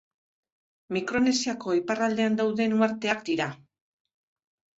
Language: Basque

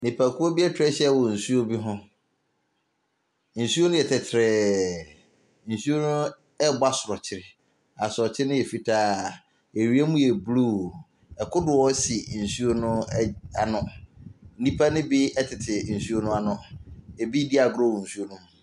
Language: Akan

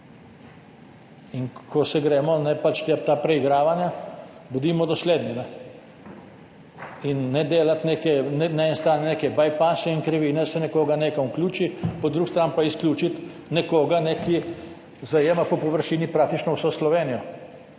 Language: Slovenian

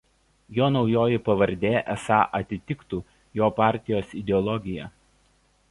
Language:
Lithuanian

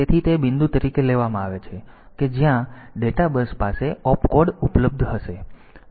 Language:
Gujarati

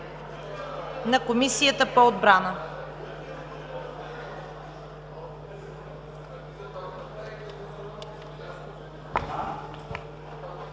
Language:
Bulgarian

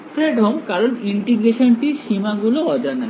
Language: Bangla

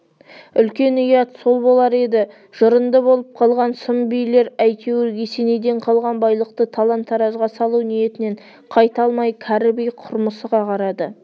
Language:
Kazakh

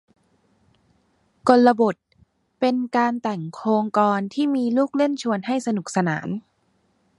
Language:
Thai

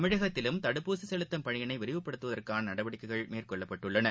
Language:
Tamil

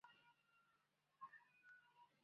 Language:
Chinese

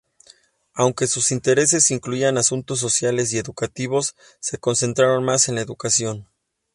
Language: Spanish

